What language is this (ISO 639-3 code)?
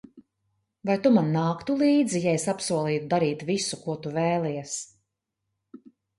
lav